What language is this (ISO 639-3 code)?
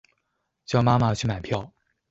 zho